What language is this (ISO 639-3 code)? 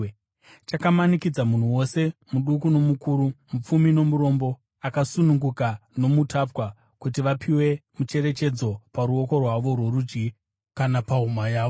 sna